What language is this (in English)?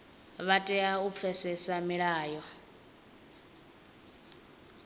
Venda